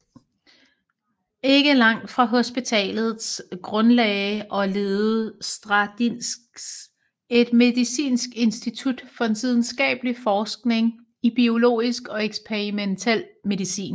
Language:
Danish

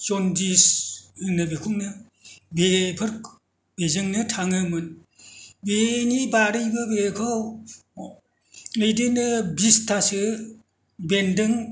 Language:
Bodo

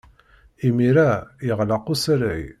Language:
Kabyle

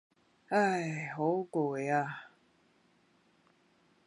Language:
Cantonese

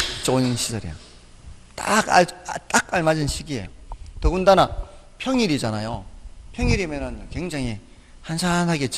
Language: Korean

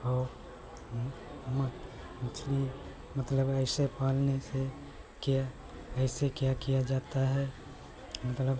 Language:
Hindi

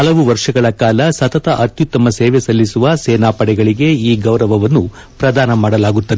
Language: Kannada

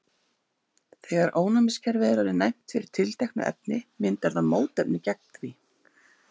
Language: Icelandic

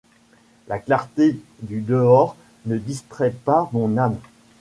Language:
French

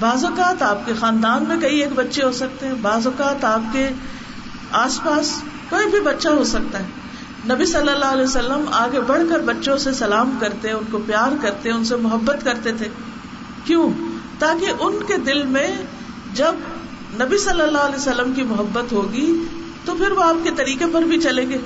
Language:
Urdu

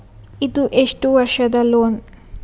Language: Kannada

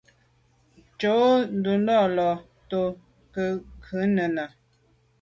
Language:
Medumba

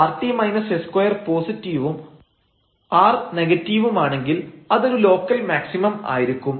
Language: Malayalam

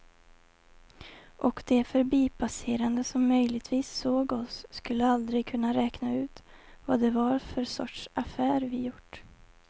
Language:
Swedish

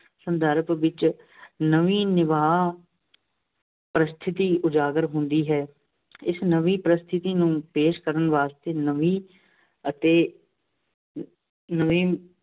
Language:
Punjabi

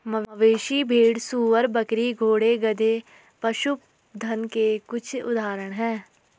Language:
Hindi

